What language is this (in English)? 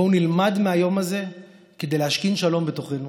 Hebrew